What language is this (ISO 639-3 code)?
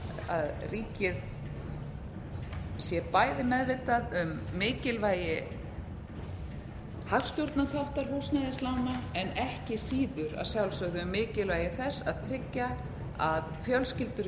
isl